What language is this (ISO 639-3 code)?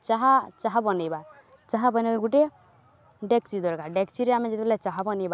ori